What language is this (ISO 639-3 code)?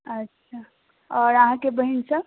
mai